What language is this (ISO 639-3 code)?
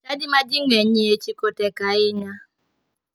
luo